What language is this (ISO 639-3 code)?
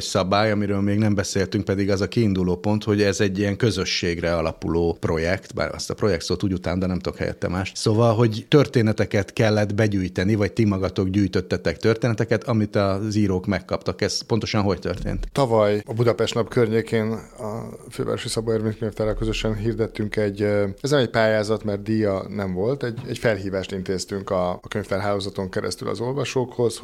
hun